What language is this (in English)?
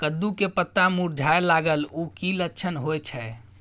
Maithili